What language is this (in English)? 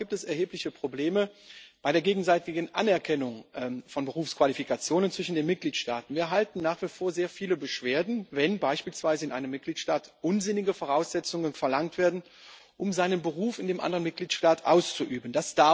German